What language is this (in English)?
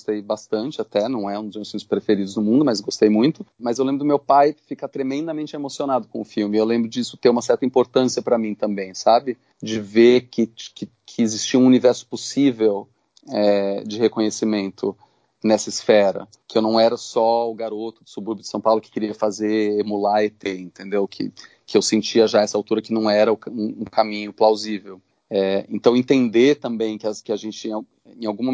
Portuguese